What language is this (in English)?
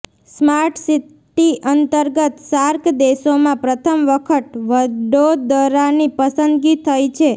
Gujarati